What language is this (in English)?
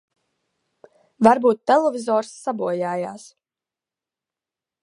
Latvian